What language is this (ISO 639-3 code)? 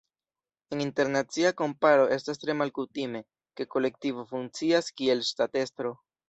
epo